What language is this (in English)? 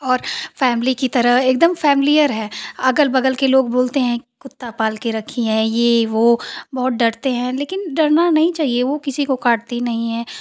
Hindi